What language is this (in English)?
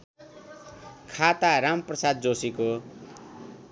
Nepali